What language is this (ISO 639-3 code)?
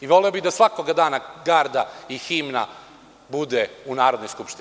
srp